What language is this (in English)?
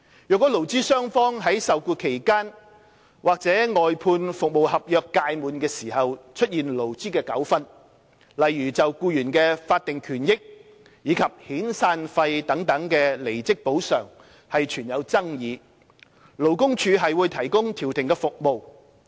Cantonese